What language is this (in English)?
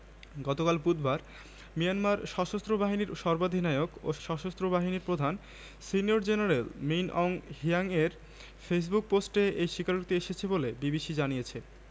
Bangla